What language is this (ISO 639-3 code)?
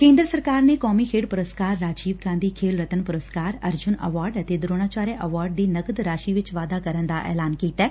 pan